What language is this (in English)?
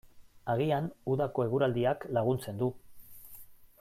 Basque